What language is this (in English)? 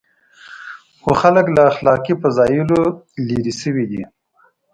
Pashto